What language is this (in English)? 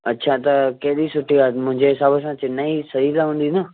Sindhi